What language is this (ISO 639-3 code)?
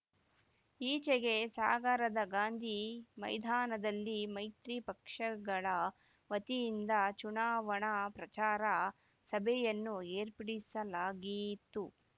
kan